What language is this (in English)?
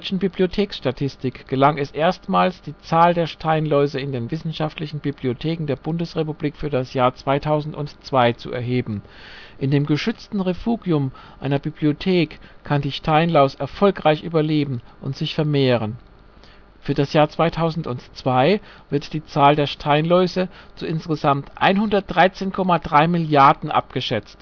German